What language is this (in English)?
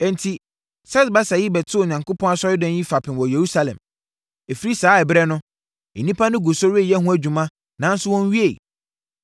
Akan